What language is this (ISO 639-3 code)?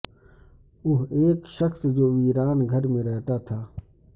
urd